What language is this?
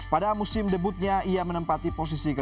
Indonesian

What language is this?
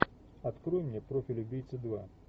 Russian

